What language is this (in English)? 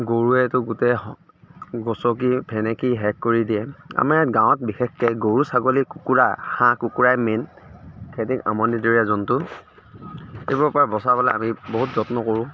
Assamese